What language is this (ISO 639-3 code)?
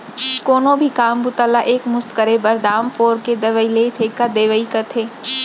hne